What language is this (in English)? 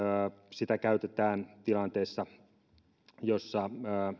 Finnish